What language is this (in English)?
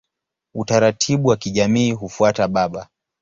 Swahili